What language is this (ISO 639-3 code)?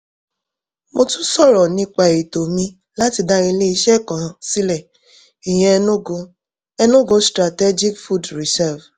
yor